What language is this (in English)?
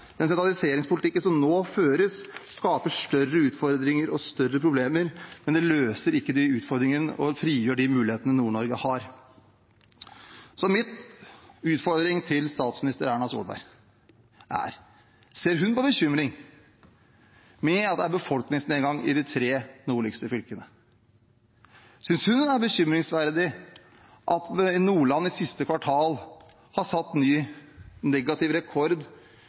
Norwegian Bokmål